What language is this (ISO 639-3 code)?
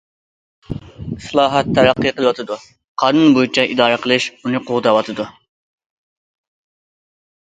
uig